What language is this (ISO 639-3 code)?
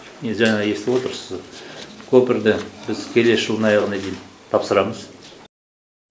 kaz